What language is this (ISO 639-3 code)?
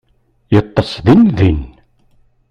kab